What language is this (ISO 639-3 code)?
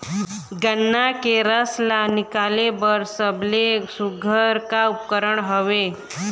hne